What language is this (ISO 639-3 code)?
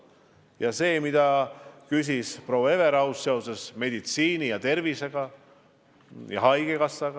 est